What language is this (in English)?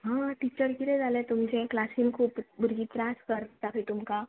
Konkani